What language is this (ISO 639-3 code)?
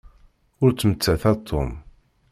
kab